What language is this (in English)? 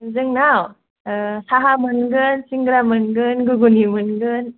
Bodo